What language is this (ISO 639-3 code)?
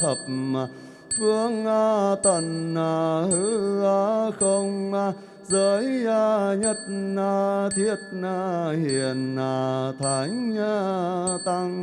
vie